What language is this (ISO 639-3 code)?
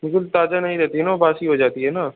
hin